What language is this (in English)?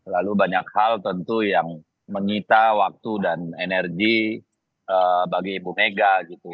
Indonesian